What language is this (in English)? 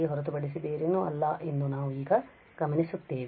Kannada